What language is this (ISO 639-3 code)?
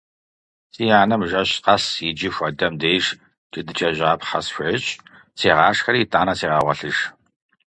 kbd